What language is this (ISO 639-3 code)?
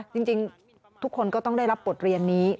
tha